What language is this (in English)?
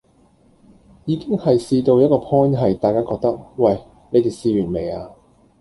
Cantonese